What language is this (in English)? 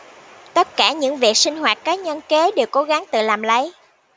Vietnamese